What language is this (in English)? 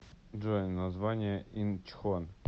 Russian